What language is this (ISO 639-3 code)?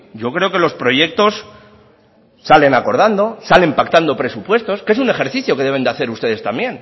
spa